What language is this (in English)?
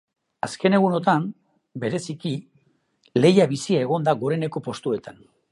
Basque